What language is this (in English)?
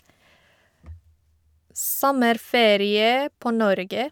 Norwegian